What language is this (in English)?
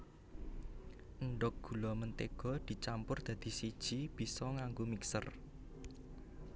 Javanese